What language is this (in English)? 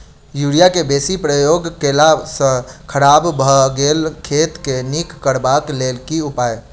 Maithili